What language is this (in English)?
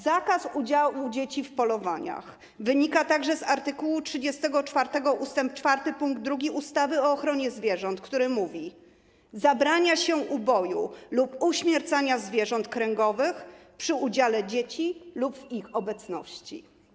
Polish